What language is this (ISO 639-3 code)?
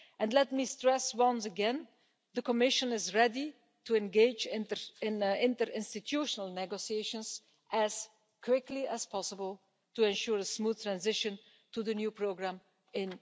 eng